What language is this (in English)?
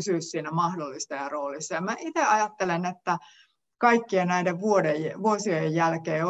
Finnish